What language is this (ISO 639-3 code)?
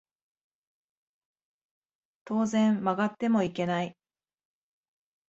jpn